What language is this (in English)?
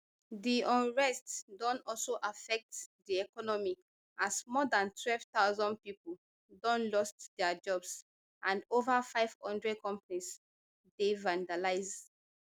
Nigerian Pidgin